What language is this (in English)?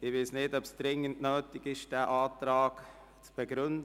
Swiss German